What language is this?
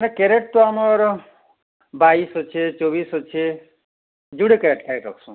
Odia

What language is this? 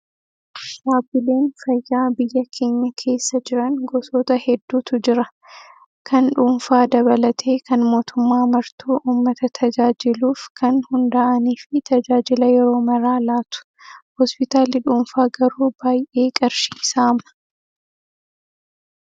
Oromo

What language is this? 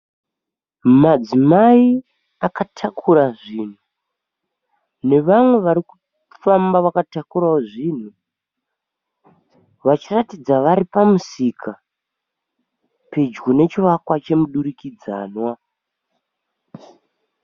Shona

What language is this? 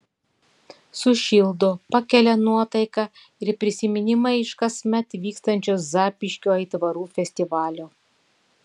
Lithuanian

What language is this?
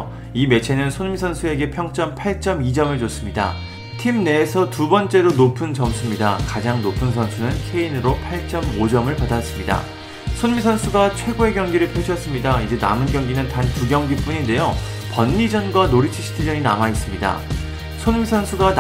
Korean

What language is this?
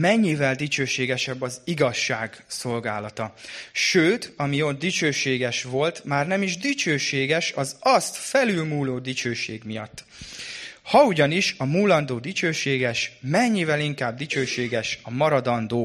Hungarian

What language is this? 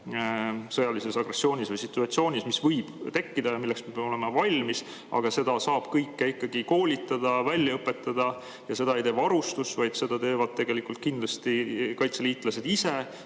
Estonian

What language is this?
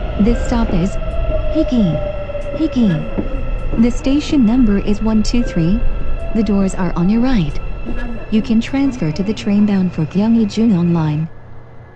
Korean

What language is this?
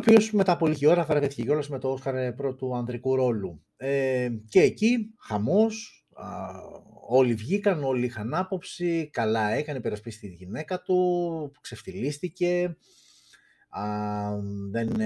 Greek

